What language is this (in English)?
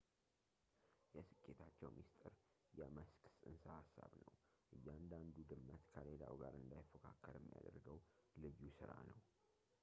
Amharic